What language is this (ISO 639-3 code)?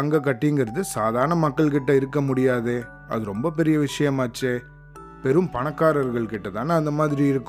tam